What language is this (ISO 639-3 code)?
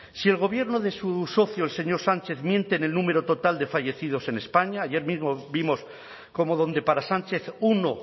spa